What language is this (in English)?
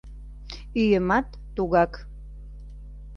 Mari